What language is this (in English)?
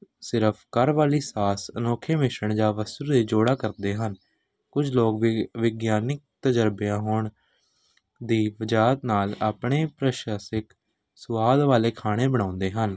Punjabi